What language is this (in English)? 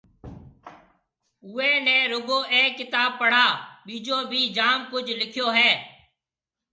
Marwari (Pakistan)